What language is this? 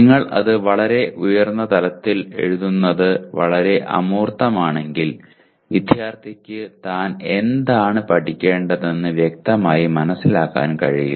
Malayalam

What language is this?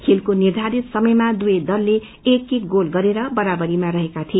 Nepali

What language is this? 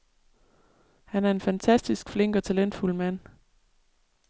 Danish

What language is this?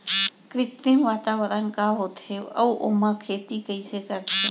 Chhattisgarhi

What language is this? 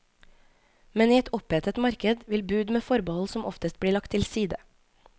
Norwegian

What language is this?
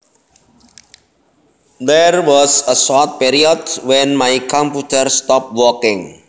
Javanese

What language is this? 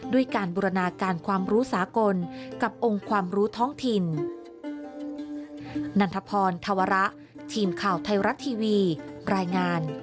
Thai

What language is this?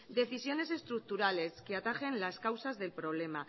Spanish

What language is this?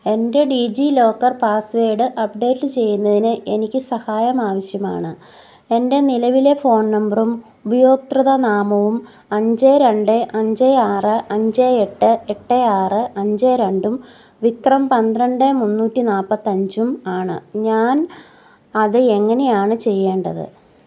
Malayalam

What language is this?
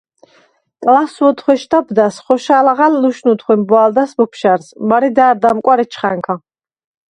Svan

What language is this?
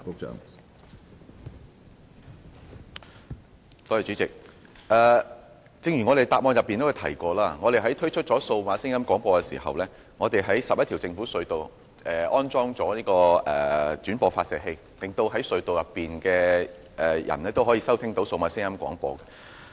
Cantonese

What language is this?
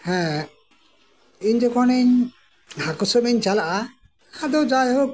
Santali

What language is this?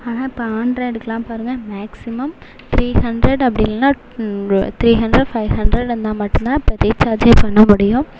Tamil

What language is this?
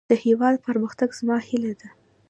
Pashto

